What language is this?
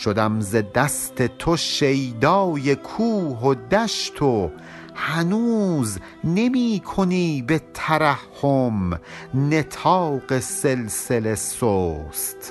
Persian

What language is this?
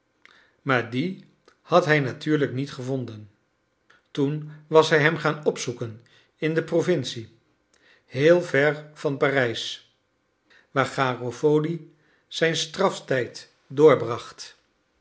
Dutch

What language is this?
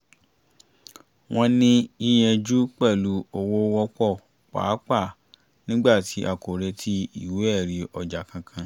Yoruba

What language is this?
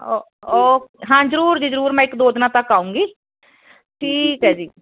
Punjabi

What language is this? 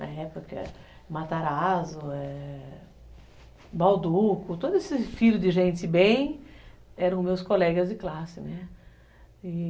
Portuguese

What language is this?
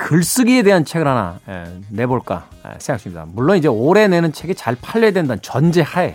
Korean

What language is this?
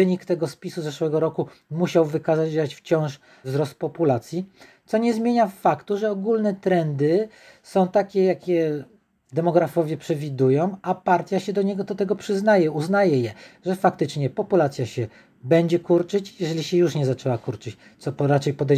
Polish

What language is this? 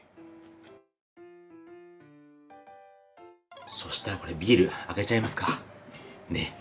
Japanese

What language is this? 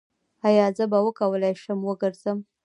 Pashto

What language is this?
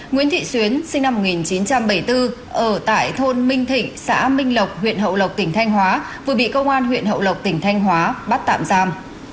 Vietnamese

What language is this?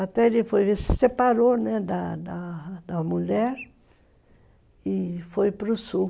Portuguese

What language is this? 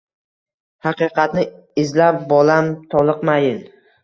Uzbek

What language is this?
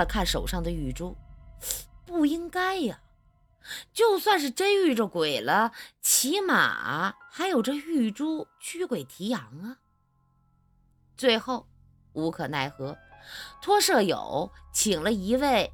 Chinese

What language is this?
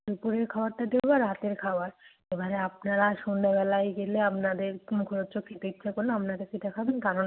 Bangla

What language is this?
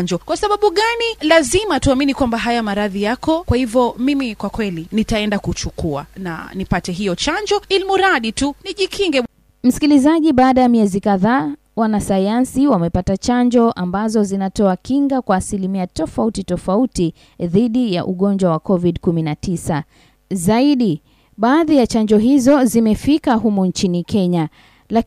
Swahili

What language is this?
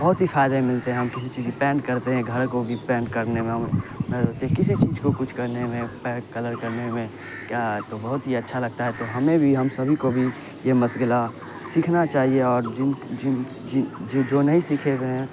Urdu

